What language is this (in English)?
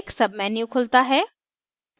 Hindi